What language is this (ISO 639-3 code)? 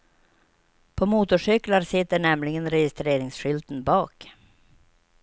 swe